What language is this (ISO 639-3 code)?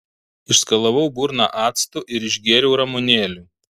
lit